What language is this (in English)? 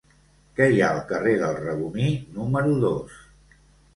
Catalan